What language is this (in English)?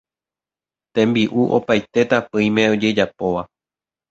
Guarani